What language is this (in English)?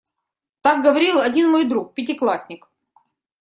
Russian